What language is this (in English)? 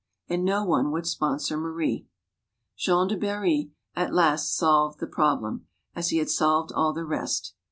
English